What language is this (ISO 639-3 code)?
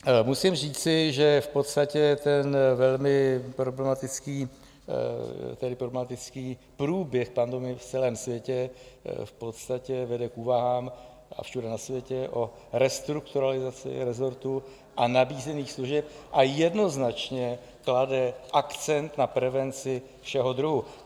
ces